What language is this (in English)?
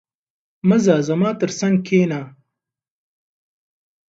Pashto